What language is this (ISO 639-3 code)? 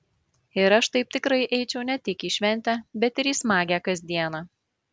lit